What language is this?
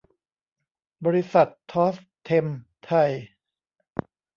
Thai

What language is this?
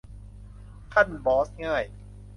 Thai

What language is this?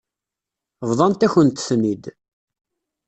Kabyle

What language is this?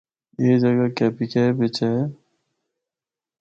Northern Hindko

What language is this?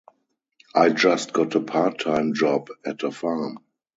English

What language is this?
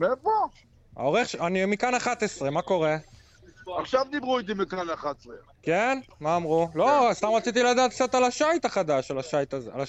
Hebrew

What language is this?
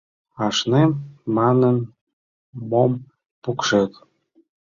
Mari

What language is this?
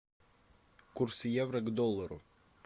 Russian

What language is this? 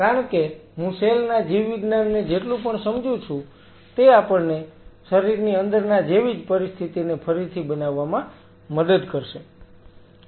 Gujarati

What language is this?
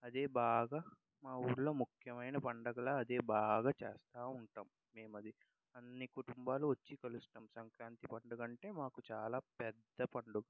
Telugu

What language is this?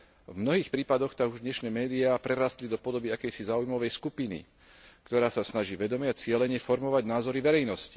Slovak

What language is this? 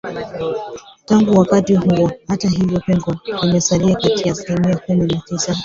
Swahili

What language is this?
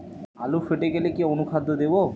Bangla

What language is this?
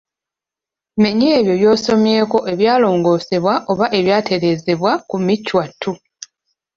Ganda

